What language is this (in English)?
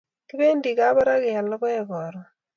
Kalenjin